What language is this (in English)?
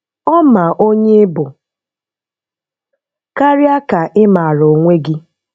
Igbo